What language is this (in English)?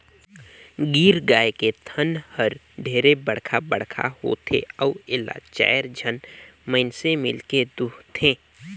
Chhattisgarhi